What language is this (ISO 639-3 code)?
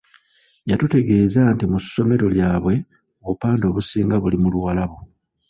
lug